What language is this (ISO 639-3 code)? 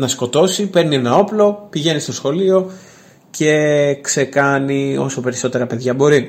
ell